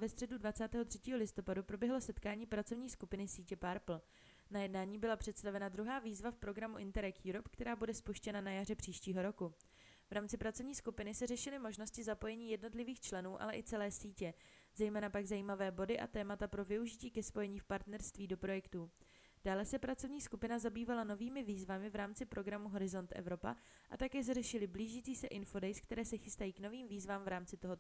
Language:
Czech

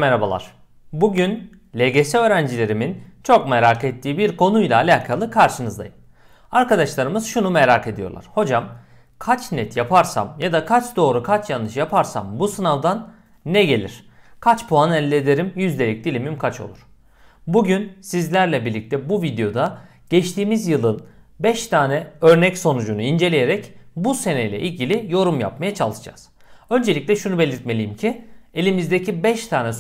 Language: Turkish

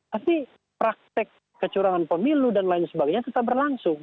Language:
Indonesian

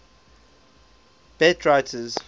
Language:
English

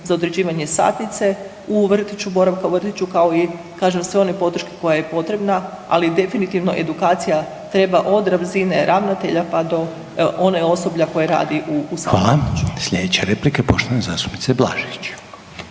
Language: Croatian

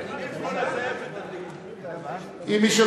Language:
Hebrew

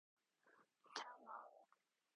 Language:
Korean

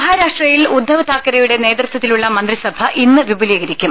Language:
Malayalam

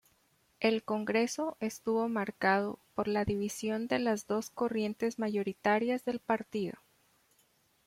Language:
Spanish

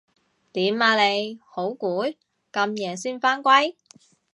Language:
Cantonese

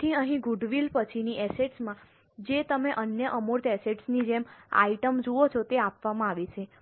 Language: Gujarati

